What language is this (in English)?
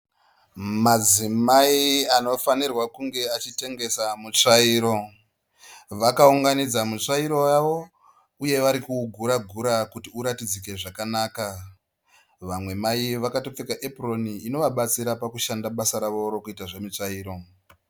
Shona